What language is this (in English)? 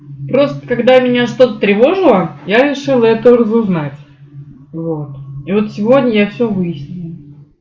Russian